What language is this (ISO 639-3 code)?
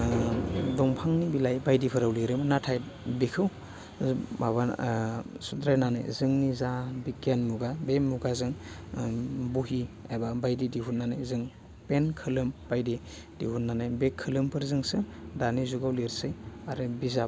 brx